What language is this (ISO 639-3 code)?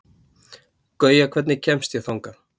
isl